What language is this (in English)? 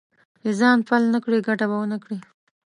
Pashto